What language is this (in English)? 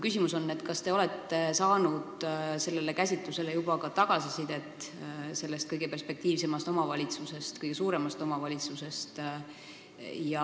Estonian